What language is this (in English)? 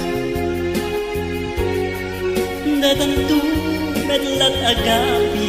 Filipino